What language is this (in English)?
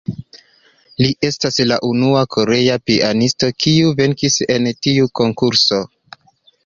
Esperanto